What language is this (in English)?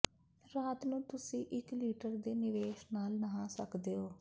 Punjabi